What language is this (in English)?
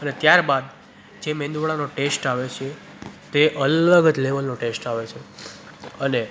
Gujarati